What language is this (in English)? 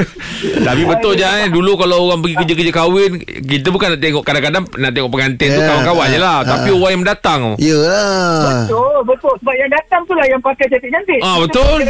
Malay